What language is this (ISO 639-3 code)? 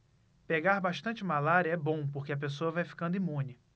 por